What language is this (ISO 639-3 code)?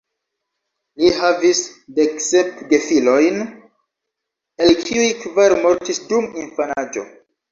epo